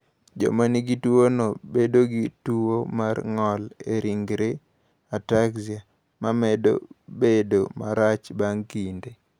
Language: Luo (Kenya and Tanzania)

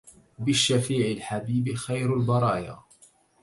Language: Arabic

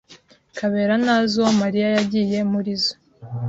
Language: Kinyarwanda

